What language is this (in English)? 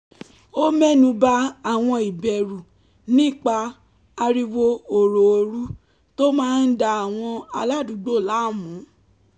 Yoruba